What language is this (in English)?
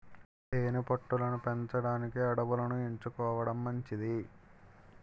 Telugu